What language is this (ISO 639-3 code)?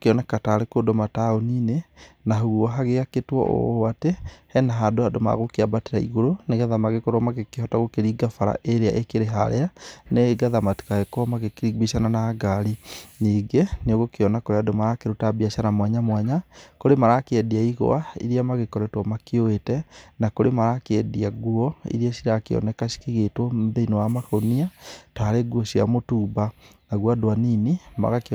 kik